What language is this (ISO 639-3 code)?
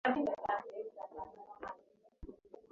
swa